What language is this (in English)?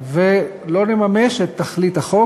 Hebrew